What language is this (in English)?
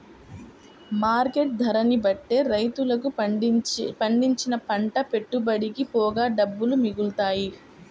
Telugu